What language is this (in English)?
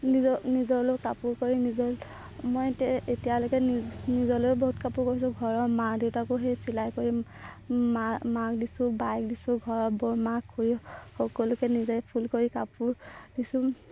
Assamese